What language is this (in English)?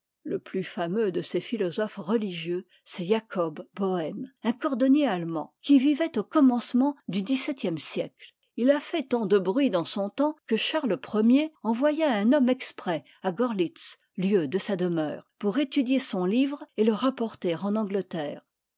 French